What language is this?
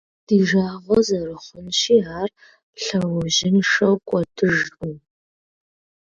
Kabardian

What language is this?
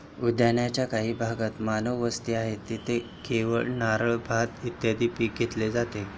Marathi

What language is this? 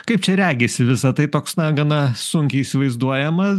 Lithuanian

